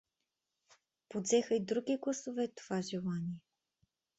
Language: Bulgarian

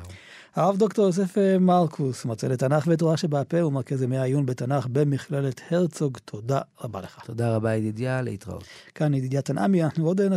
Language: Hebrew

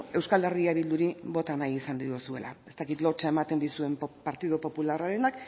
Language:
Basque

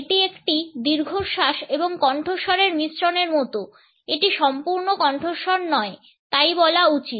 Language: Bangla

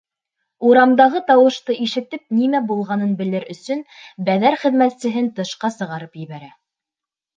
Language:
Bashkir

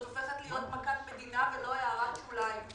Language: Hebrew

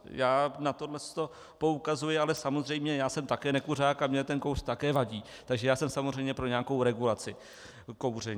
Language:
Czech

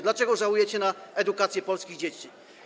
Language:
Polish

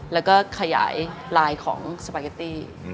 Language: Thai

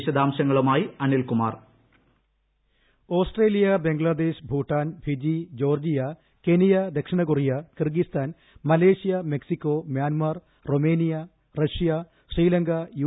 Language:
Malayalam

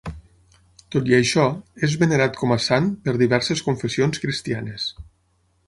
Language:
Catalan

